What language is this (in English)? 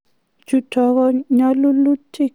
Kalenjin